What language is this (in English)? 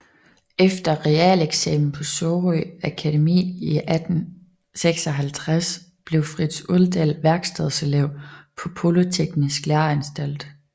Danish